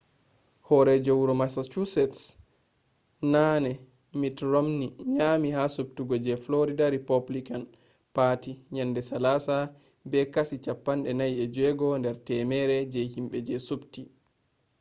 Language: Fula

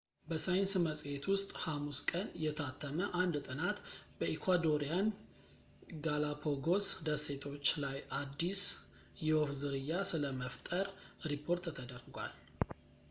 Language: Amharic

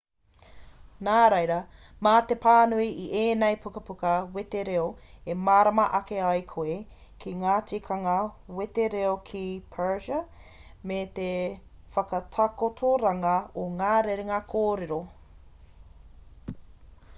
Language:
Māori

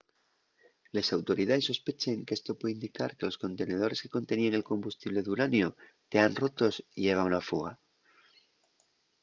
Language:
Asturian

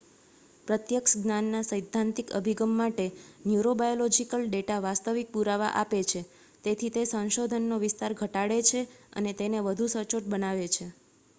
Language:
Gujarati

